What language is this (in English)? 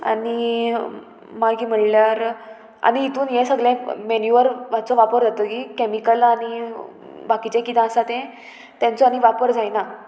Konkani